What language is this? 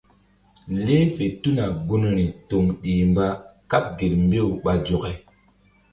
Mbum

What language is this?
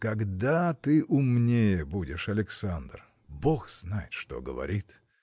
Russian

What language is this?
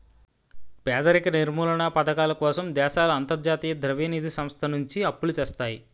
Telugu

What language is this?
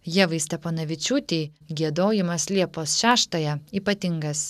Lithuanian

